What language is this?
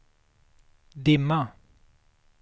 Swedish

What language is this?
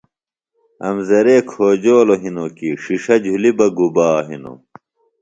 Phalura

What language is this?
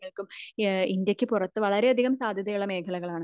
Malayalam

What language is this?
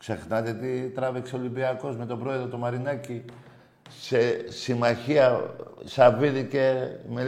Greek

